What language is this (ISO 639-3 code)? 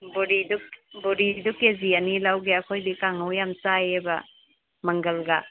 mni